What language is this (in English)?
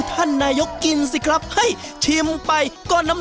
Thai